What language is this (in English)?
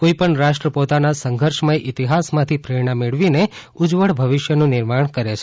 Gujarati